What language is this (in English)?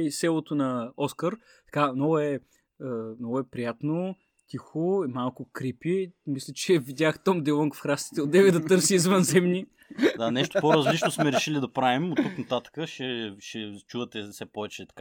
Bulgarian